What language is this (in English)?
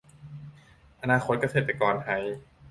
Thai